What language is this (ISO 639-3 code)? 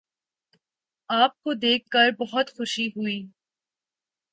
urd